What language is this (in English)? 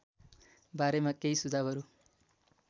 Nepali